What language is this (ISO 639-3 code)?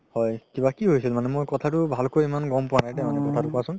asm